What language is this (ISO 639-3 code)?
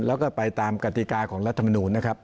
tha